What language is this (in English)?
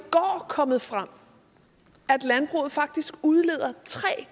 Danish